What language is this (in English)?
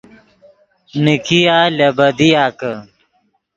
Yidgha